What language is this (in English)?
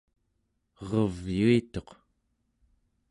Central Yupik